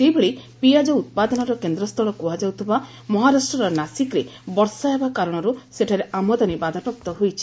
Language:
Odia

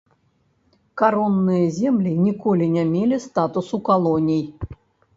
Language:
Belarusian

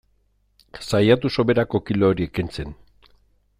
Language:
Basque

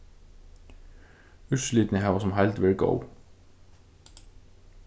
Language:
Faroese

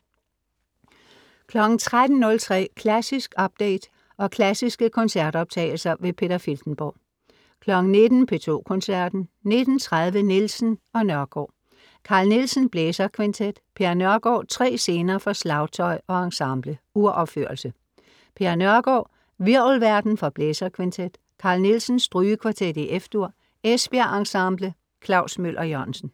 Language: Danish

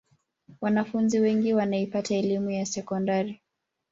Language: Swahili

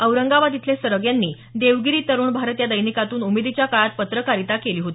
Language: Marathi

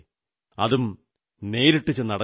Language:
Malayalam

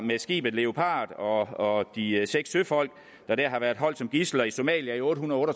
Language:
Danish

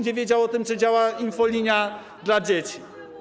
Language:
Polish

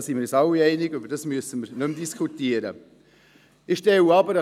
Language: Swiss German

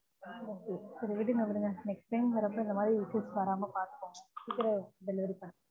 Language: Tamil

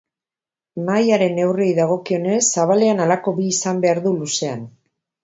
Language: Basque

